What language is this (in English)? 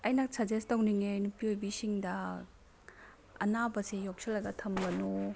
Manipuri